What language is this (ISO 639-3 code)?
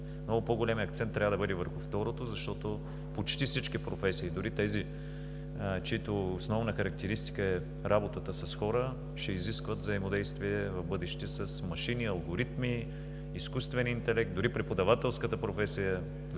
bul